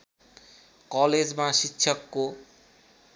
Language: Nepali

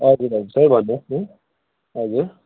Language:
Nepali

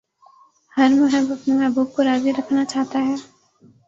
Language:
Urdu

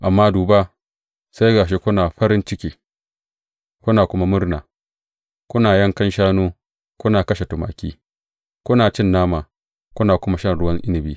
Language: Hausa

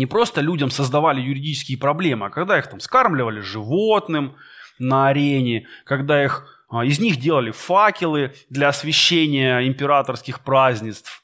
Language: Russian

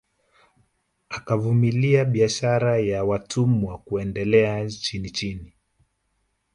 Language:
Swahili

